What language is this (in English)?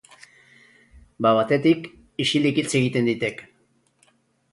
Basque